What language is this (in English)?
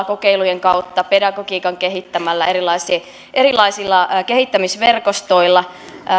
Finnish